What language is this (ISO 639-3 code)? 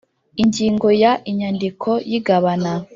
kin